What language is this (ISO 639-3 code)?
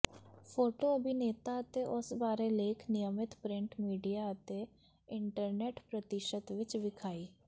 pan